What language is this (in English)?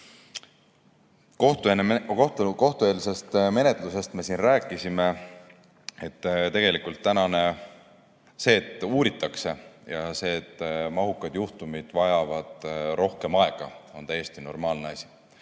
Estonian